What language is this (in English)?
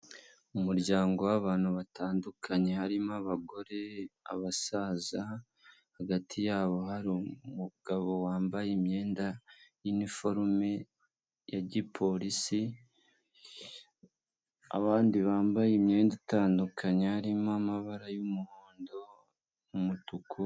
Kinyarwanda